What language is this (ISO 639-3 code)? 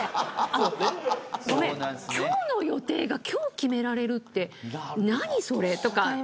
jpn